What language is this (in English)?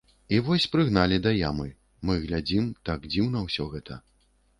Belarusian